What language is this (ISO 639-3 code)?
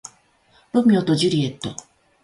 jpn